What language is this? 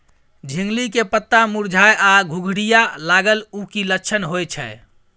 Maithili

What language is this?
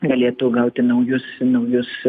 Lithuanian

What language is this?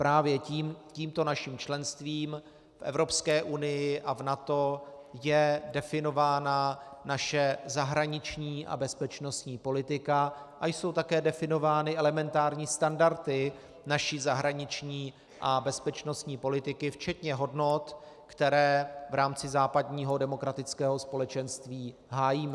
Czech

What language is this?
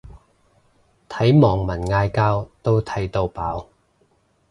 Cantonese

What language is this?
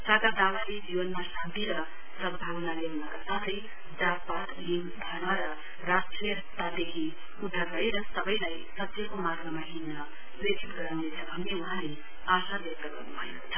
Nepali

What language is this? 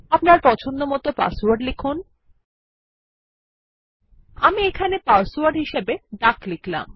Bangla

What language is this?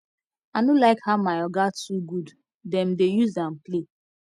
Nigerian Pidgin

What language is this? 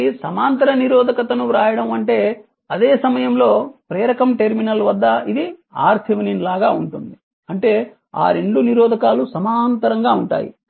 Telugu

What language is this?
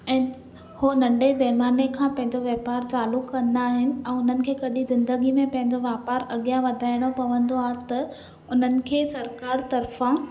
Sindhi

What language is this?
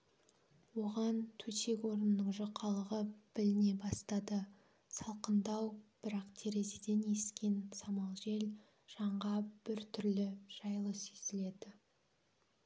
Kazakh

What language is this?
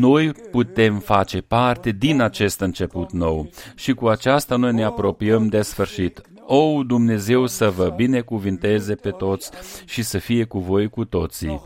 Romanian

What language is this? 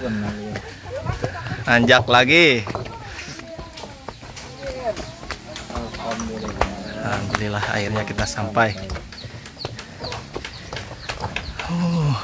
Indonesian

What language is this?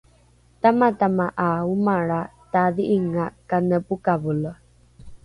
Rukai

